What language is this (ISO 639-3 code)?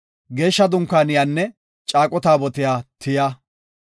gof